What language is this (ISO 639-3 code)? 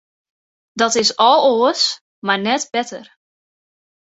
fry